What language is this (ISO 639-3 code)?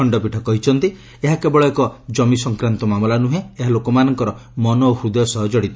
ori